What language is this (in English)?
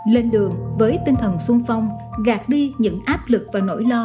Vietnamese